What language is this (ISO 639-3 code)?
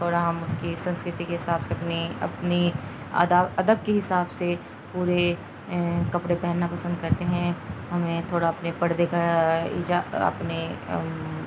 urd